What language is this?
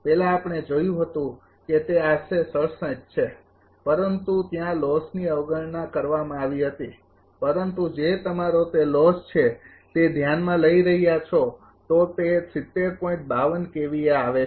Gujarati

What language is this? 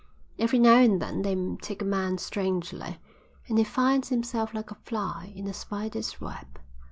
English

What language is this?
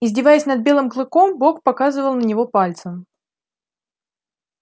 Russian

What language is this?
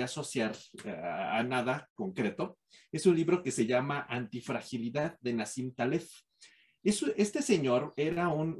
Spanish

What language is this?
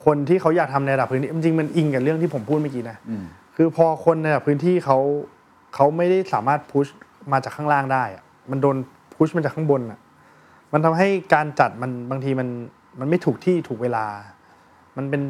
Thai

